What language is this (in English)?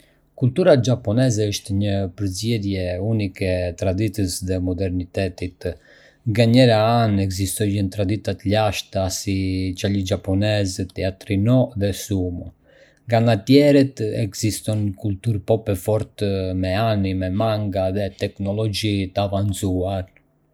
Arbëreshë Albanian